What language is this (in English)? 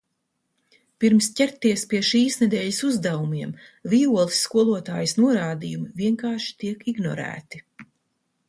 Latvian